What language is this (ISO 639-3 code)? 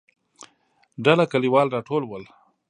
pus